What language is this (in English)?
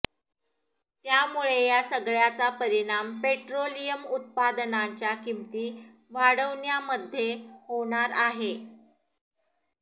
Marathi